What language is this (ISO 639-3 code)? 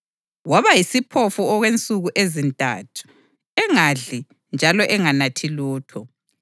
nde